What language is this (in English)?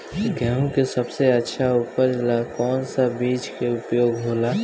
Bhojpuri